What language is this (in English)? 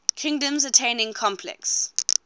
English